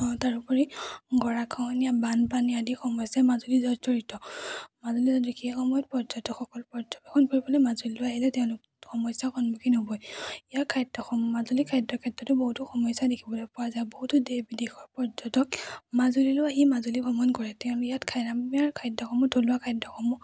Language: Assamese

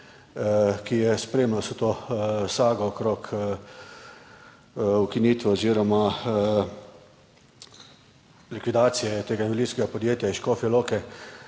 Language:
Slovenian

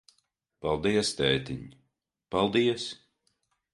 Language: Latvian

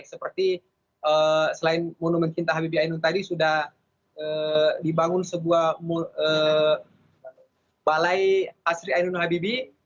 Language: Indonesian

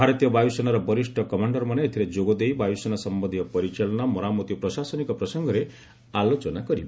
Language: Odia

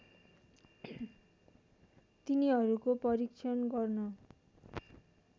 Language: Nepali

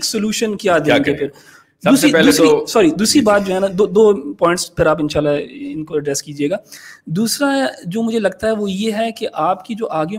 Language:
Urdu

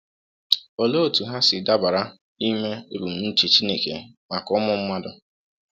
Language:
Igbo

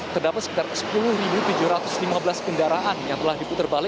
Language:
Indonesian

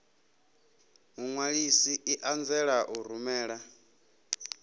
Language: Venda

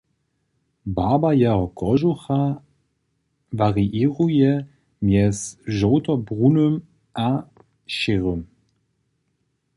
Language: Upper Sorbian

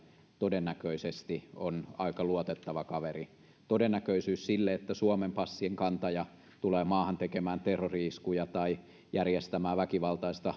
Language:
Finnish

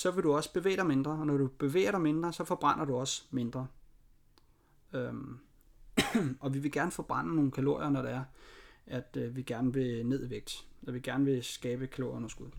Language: Danish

